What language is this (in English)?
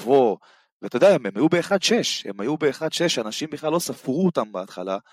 Hebrew